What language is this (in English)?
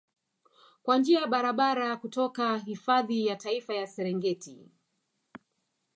Swahili